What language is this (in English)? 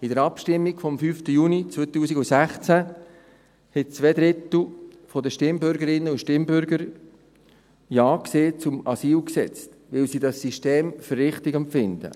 Swiss German